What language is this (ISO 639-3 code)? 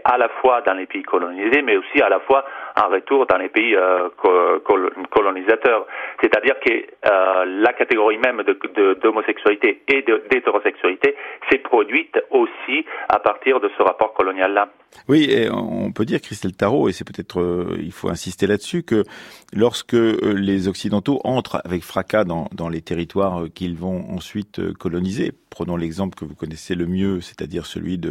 fra